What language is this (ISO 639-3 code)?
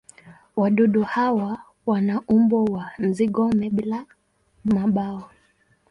swa